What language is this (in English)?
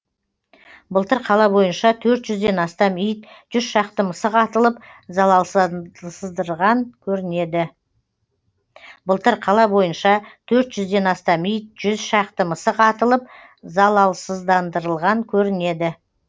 Kazakh